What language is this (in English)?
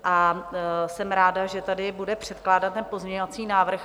Czech